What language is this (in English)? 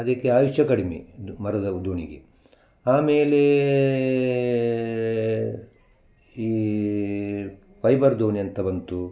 Kannada